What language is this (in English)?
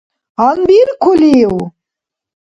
Dargwa